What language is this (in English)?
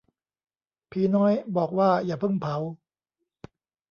Thai